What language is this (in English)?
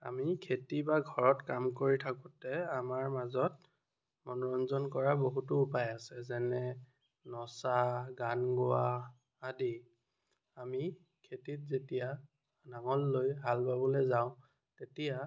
Assamese